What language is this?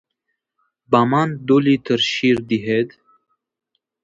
Tajik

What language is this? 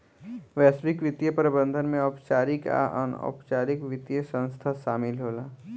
Bhojpuri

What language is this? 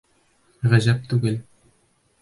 Bashkir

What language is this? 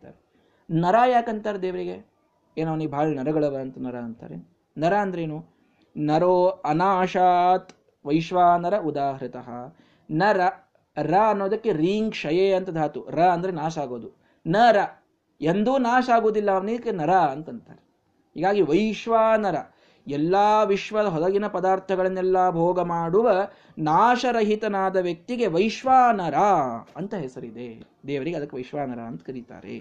Kannada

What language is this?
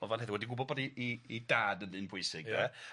Welsh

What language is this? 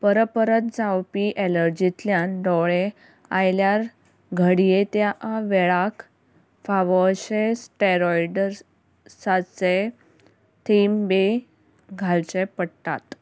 Konkani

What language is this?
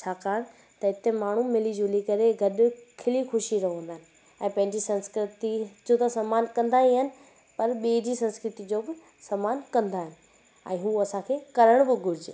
Sindhi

